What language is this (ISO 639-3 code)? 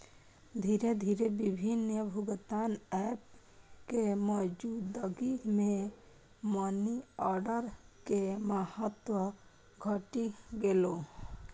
mai